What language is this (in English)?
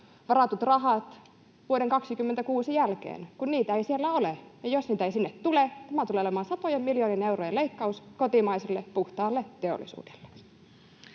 Finnish